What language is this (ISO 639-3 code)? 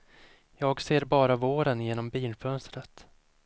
swe